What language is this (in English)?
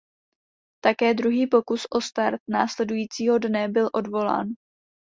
Czech